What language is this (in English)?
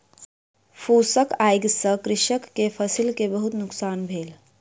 Maithili